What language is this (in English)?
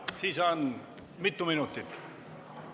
Estonian